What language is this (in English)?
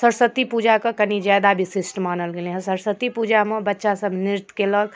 Maithili